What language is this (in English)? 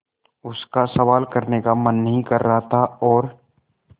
Hindi